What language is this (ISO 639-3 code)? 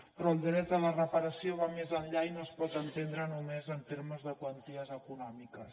cat